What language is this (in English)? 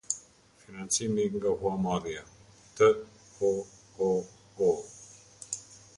Albanian